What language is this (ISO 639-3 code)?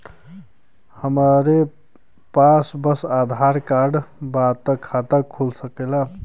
bho